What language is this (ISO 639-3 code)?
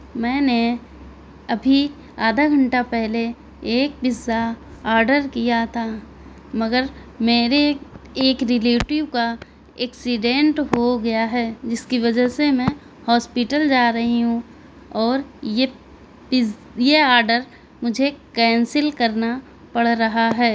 urd